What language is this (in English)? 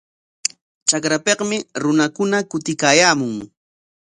Corongo Ancash Quechua